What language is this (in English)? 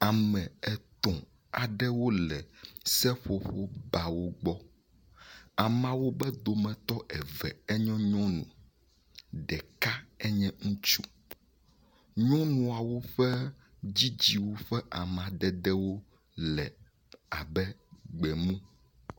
Ewe